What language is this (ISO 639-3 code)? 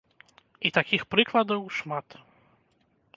bel